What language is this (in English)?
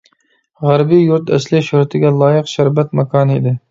Uyghur